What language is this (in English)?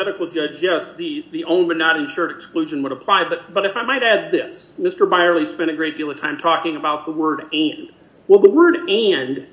English